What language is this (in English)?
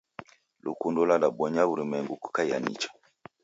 Taita